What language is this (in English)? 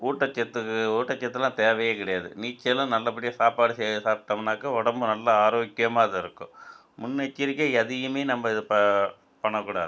Tamil